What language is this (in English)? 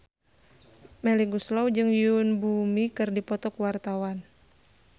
Sundanese